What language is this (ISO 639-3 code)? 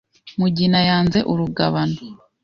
kin